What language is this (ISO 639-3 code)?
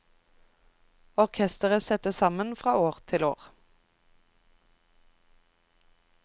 nor